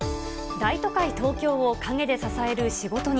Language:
Japanese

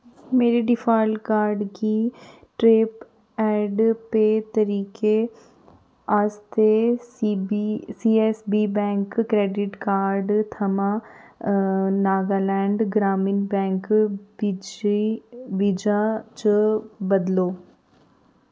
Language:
Dogri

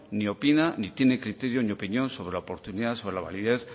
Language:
Spanish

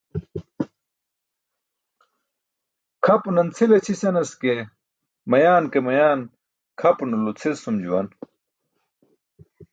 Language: Burushaski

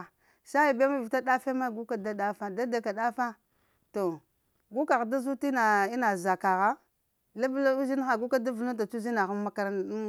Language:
Lamang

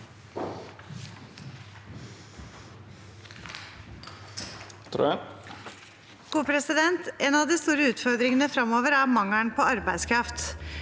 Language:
Norwegian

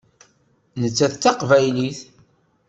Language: Kabyle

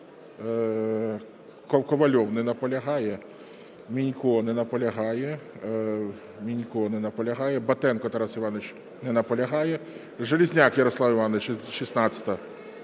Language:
Ukrainian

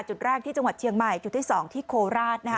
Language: Thai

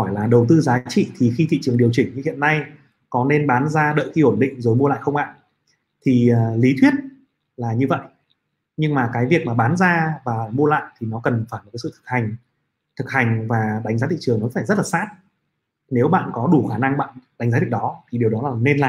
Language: Vietnamese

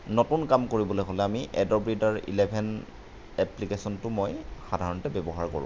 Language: Assamese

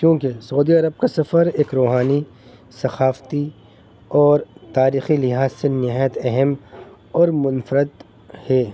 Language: Urdu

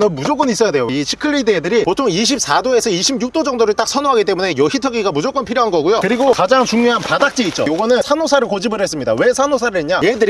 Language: Korean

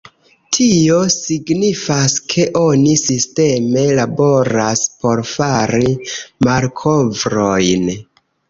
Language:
Esperanto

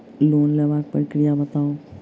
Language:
Maithili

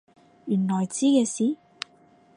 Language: Cantonese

